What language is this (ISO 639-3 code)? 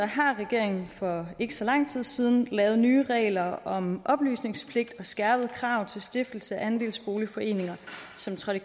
dan